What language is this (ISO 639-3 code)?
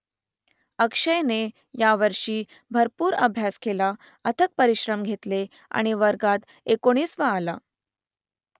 mar